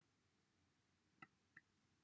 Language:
Welsh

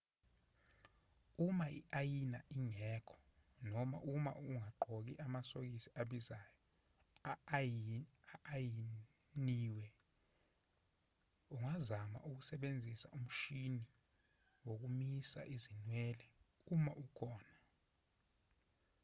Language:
Zulu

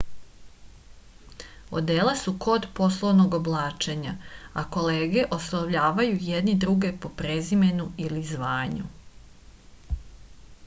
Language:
Serbian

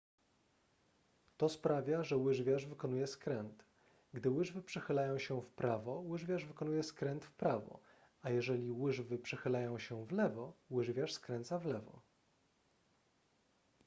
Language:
Polish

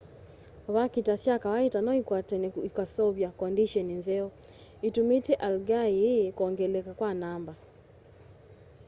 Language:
Kamba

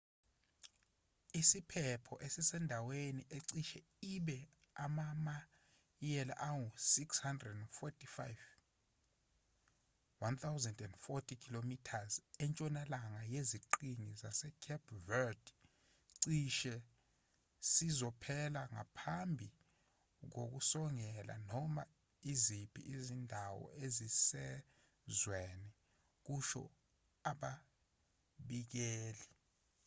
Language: Zulu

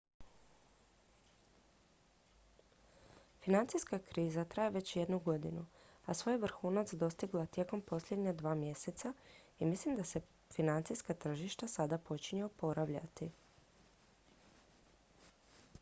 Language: Croatian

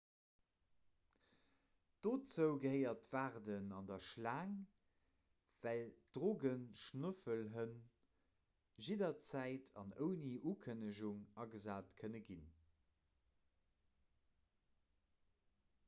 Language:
Luxembourgish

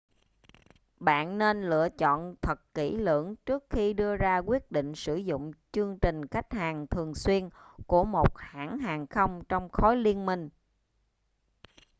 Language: Vietnamese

